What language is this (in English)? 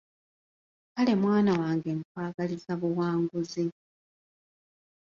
Ganda